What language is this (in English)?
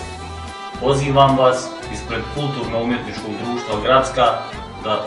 Ukrainian